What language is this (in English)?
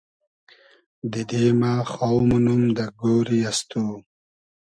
Hazaragi